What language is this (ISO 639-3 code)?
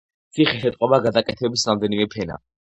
kat